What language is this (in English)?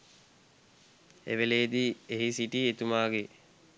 Sinhala